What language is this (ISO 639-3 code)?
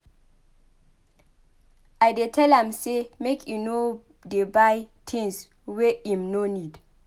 pcm